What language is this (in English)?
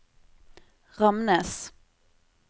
Norwegian